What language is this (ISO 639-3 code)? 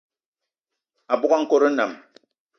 eto